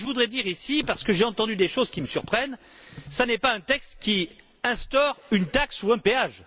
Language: French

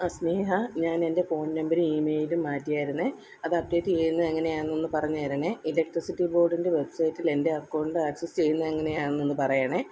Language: Malayalam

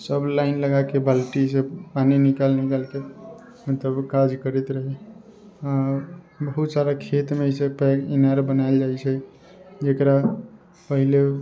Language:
Maithili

